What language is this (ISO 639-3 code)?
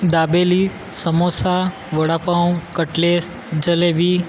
guj